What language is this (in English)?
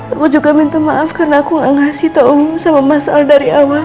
Indonesian